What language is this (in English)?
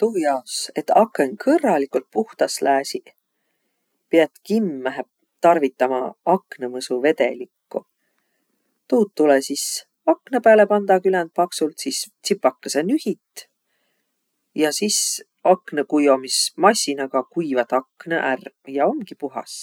Võro